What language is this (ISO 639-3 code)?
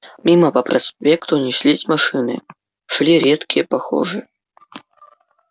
rus